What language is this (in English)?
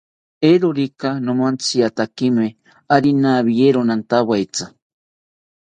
South Ucayali Ashéninka